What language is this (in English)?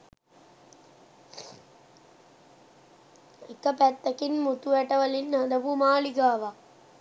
Sinhala